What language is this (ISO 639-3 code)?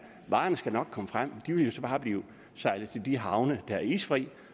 dan